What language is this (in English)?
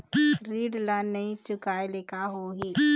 Chhattisgarhi